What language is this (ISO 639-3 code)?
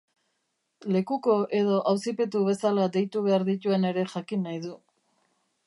eus